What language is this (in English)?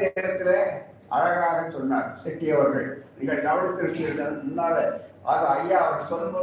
Tamil